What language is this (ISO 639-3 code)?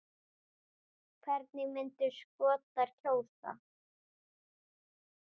isl